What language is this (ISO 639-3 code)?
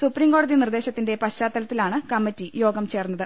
mal